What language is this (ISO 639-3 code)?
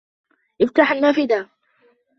ara